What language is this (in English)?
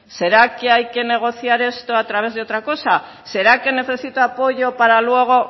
Spanish